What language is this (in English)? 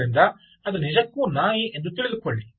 Kannada